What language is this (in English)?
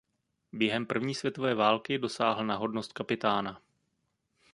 Czech